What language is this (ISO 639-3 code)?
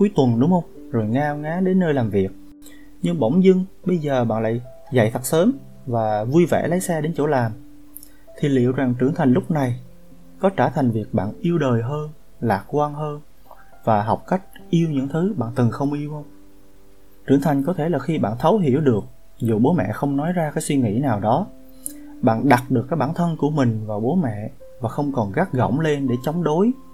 vie